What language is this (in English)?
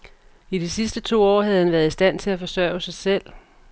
Danish